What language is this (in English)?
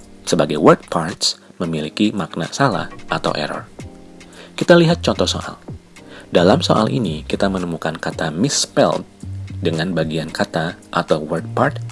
Indonesian